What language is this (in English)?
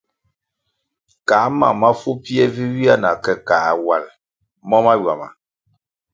Kwasio